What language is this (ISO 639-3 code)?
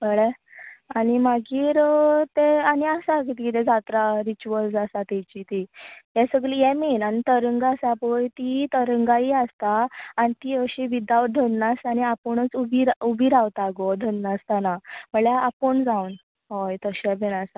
kok